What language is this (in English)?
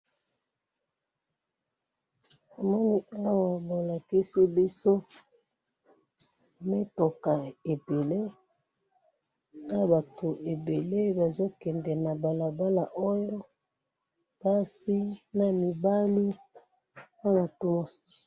Lingala